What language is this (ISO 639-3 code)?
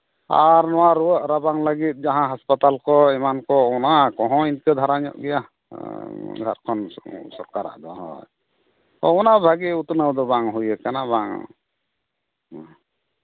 sat